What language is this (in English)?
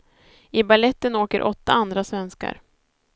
Swedish